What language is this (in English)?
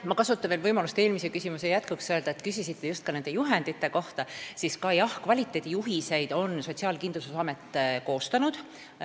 Estonian